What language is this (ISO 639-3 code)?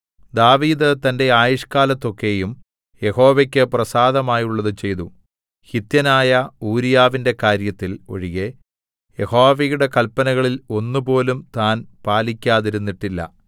mal